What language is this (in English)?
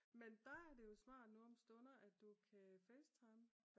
Danish